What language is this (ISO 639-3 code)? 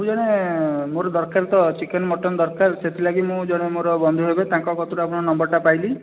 ori